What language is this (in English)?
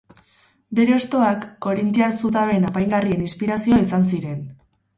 Basque